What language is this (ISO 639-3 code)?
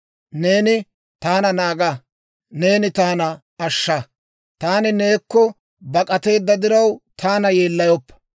dwr